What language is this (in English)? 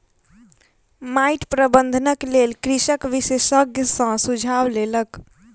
Maithili